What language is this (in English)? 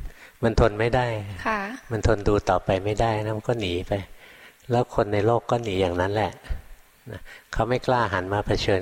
Thai